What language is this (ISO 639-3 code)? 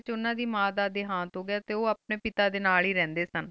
pan